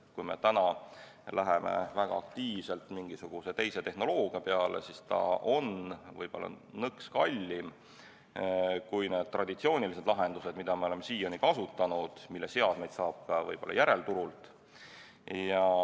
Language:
Estonian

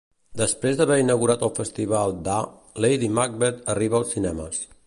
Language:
Catalan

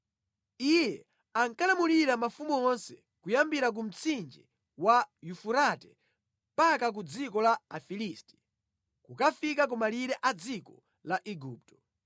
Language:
Nyanja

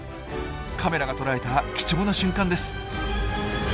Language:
Japanese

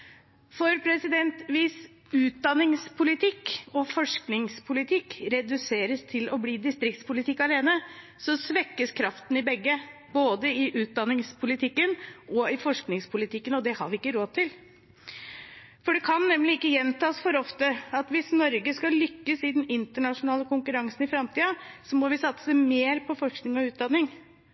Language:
Norwegian Bokmål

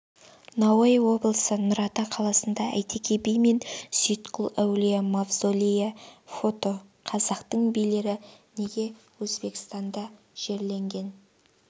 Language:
Kazakh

